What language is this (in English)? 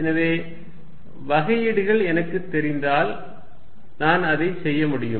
Tamil